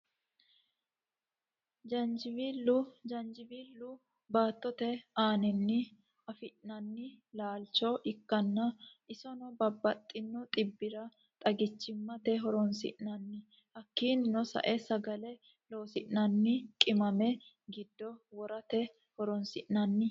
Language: Sidamo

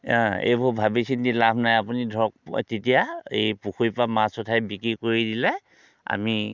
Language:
Assamese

